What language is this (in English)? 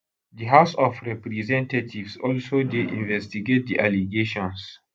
Nigerian Pidgin